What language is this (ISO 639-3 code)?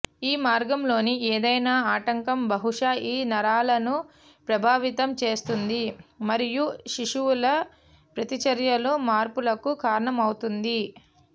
tel